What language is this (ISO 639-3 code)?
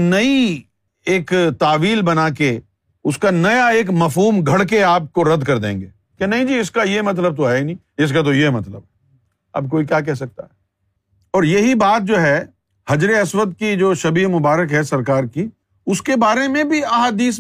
urd